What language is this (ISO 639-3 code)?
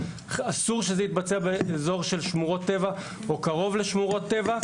heb